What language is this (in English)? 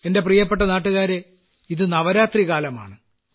Malayalam